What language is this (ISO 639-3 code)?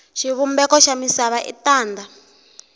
tso